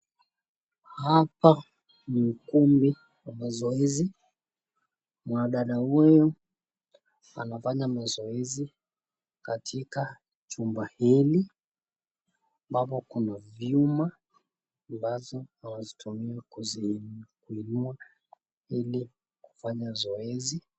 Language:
Swahili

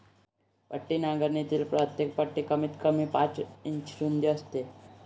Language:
Marathi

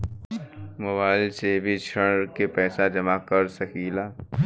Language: Bhojpuri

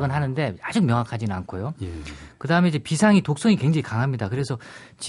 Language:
Korean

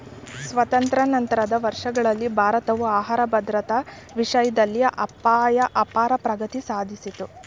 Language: Kannada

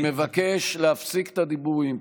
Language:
Hebrew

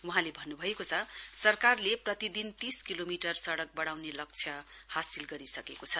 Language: Nepali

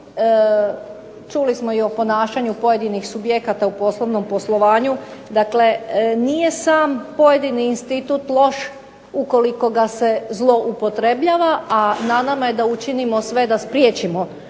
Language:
Croatian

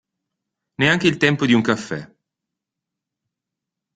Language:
Italian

